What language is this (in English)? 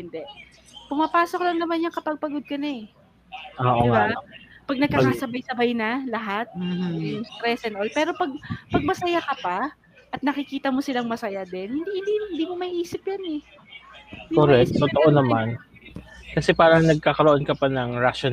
Filipino